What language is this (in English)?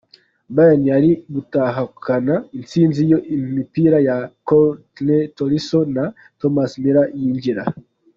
Kinyarwanda